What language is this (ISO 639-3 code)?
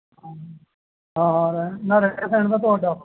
pan